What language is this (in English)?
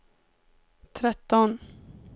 Swedish